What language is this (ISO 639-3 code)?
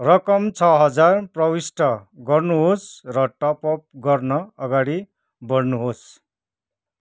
nep